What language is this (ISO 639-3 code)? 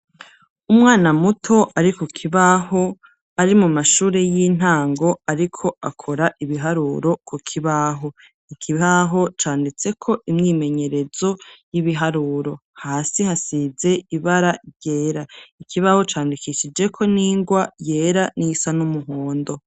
run